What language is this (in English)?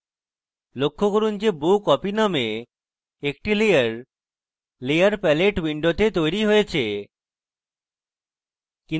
Bangla